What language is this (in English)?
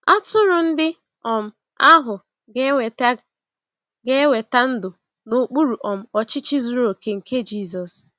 Igbo